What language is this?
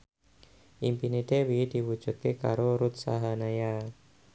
Javanese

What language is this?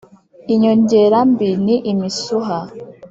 Kinyarwanda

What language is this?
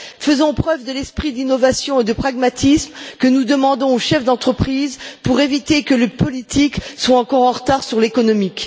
French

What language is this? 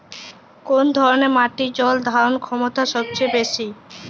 Bangla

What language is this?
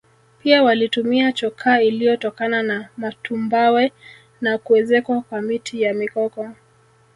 Swahili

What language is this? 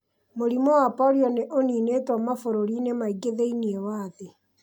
Kikuyu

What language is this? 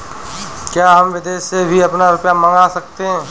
Hindi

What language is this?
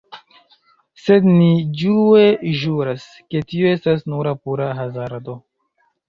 Esperanto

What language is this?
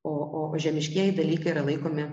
Lithuanian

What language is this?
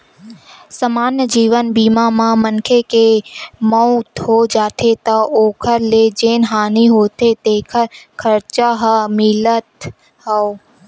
Chhattisgarhi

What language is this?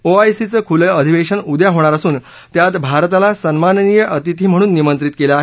Marathi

